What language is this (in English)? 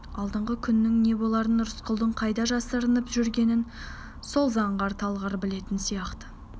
Kazakh